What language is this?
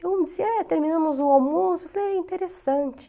Portuguese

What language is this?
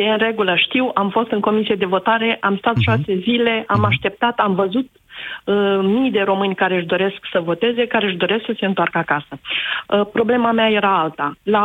Romanian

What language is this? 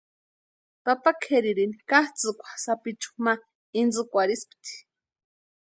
Western Highland Purepecha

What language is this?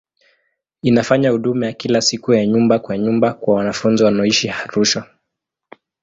Swahili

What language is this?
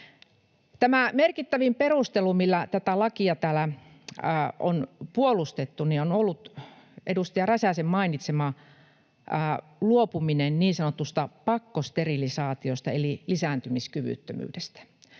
Finnish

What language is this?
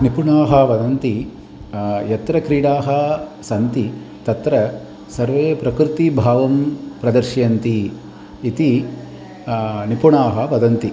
Sanskrit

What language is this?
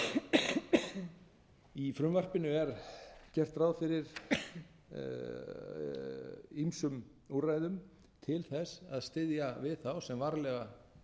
Icelandic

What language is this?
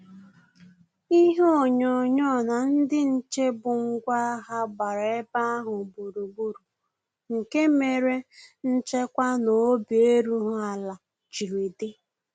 Igbo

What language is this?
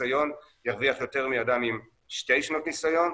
Hebrew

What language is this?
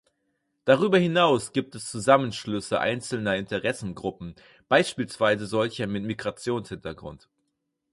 German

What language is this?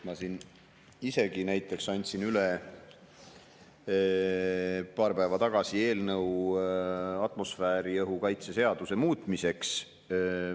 Estonian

